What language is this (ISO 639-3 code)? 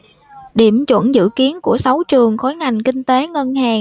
vie